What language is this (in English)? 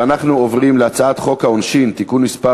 Hebrew